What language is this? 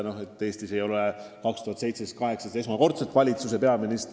Estonian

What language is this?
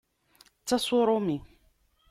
Kabyle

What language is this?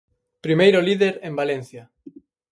Galician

